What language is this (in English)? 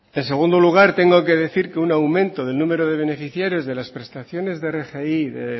Spanish